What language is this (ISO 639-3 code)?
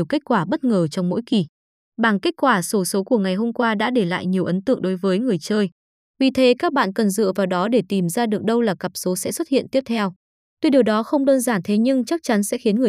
vie